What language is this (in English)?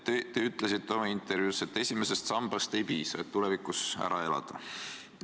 Estonian